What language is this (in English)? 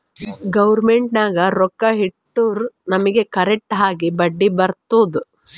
Kannada